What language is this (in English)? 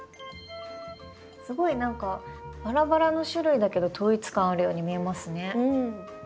Japanese